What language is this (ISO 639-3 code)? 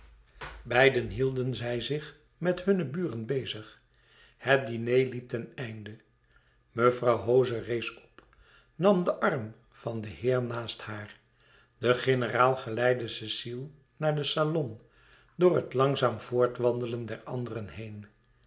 nld